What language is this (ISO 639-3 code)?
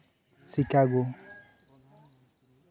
sat